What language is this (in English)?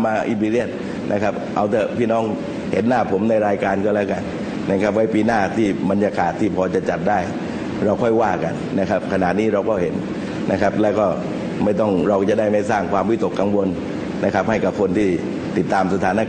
Thai